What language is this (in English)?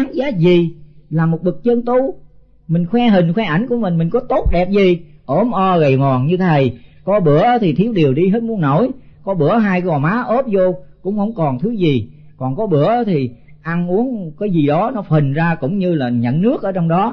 Vietnamese